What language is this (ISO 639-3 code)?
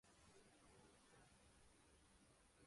urd